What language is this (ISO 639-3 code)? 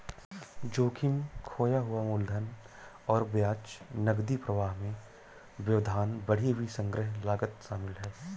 hin